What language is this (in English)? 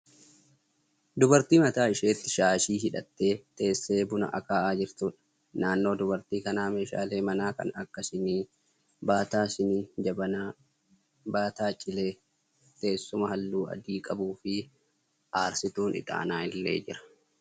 Oromo